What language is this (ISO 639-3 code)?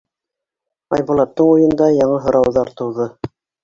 bak